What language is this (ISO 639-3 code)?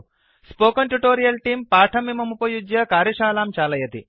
san